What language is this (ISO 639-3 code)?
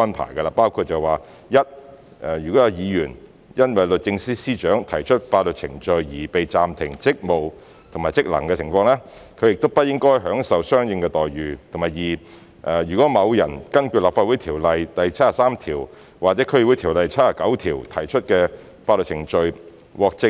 yue